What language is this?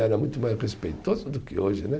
Portuguese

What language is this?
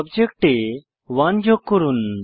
Bangla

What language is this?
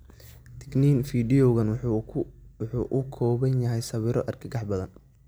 Somali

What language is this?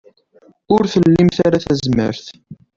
Kabyle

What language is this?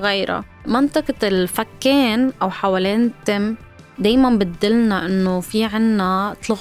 Arabic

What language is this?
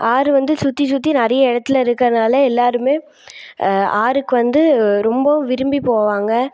Tamil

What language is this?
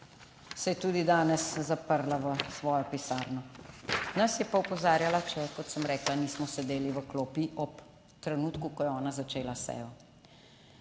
Slovenian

